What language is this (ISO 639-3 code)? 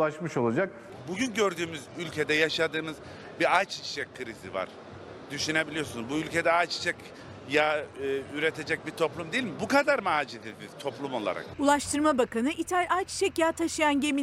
tur